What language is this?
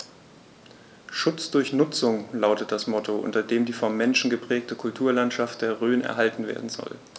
German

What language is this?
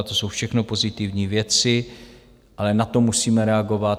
Czech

